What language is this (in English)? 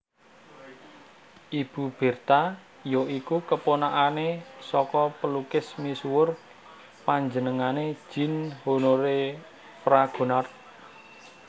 Javanese